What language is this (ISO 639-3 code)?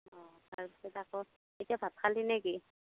asm